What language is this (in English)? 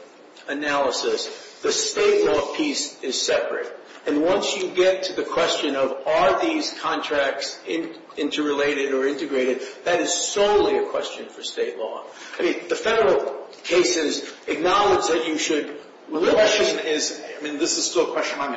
English